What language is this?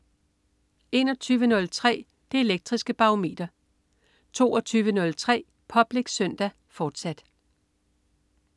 Danish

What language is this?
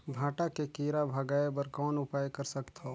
Chhattisgarhi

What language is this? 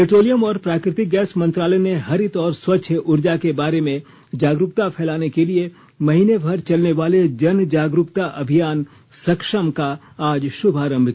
Hindi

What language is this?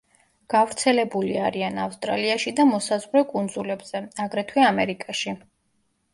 Georgian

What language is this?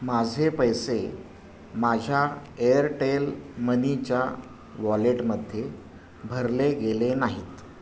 Marathi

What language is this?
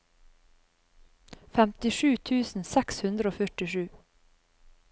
Norwegian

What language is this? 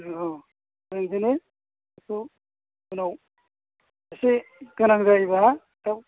Bodo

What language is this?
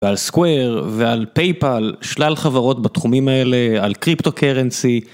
Hebrew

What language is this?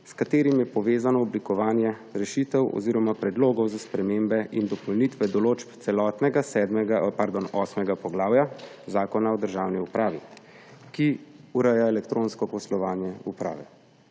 Slovenian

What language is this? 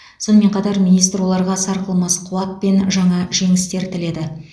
Kazakh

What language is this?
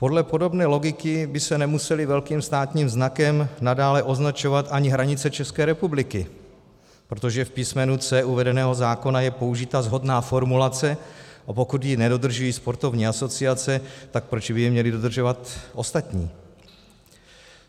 Czech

